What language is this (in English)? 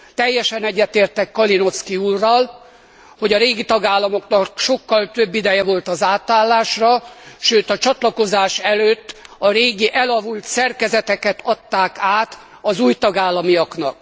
Hungarian